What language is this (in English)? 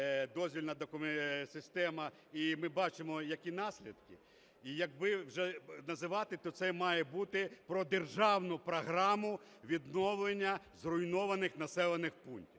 Ukrainian